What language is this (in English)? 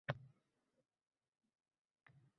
Uzbek